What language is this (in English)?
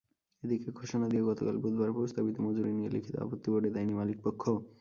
Bangla